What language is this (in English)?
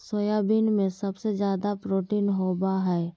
Magahi